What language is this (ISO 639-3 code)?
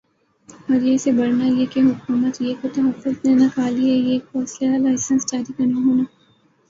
urd